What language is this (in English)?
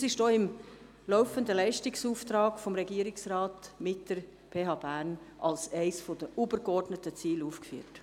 Swiss German